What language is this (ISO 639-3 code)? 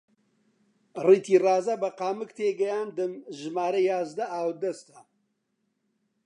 ckb